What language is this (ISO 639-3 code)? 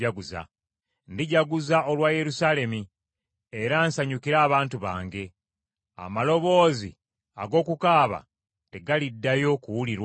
lug